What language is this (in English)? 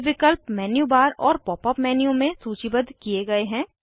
Hindi